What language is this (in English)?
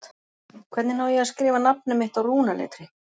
Icelandic